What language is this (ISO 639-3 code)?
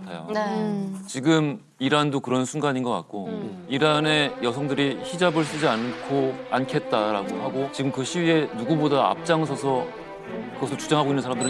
kor